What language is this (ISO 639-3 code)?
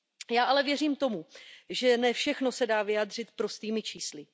ces